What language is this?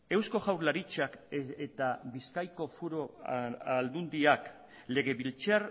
Basque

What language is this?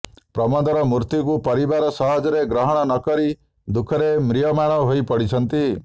Odia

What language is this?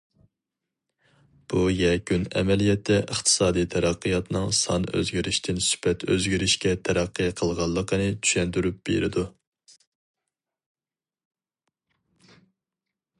Uyghur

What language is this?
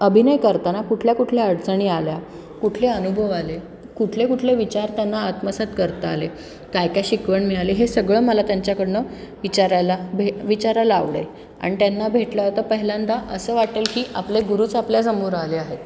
Marathi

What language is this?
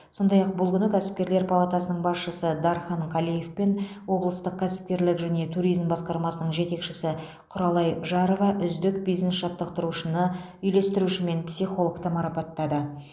Kazakh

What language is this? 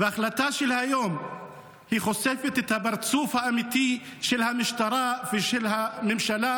Hebrew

